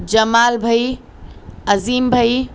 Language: Urdu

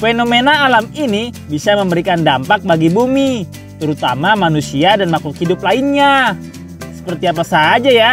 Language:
Indonesian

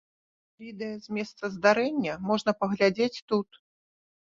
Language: Belarusian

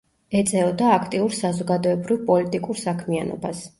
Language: Georgian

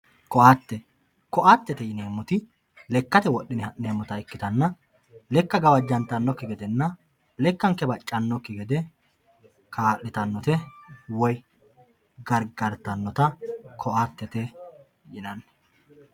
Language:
Sidamo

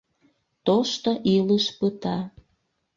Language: Mari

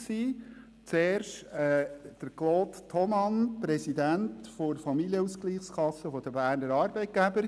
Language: Swiss German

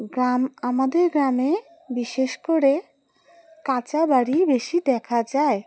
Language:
Bangla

